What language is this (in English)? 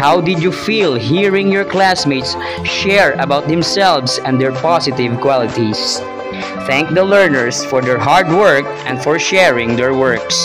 English